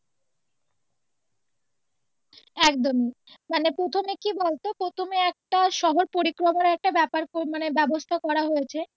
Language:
Bangla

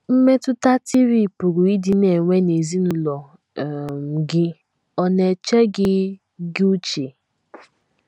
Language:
Igbo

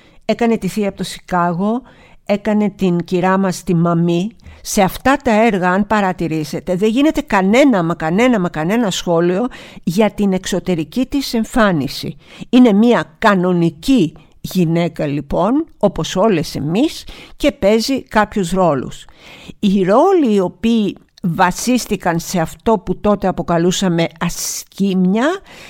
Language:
Greek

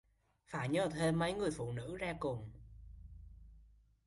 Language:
Vietnamese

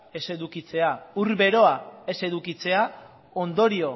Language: Basque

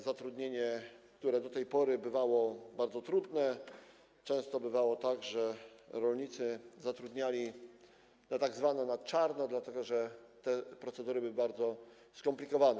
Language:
Polish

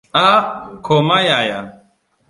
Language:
Hausa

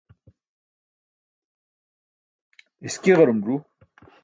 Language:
Burushaski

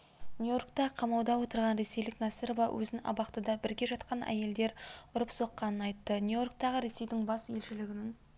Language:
Kazakh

